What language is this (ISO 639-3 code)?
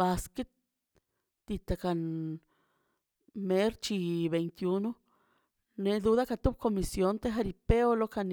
zpy